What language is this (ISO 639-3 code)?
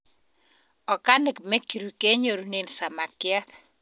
kln